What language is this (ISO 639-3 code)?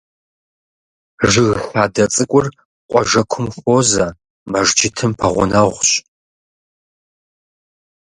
kbd